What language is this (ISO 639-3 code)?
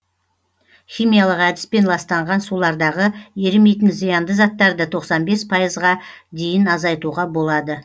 kaz